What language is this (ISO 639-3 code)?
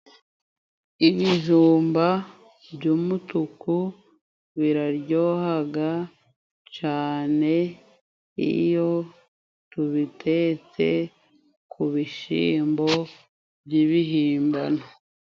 kin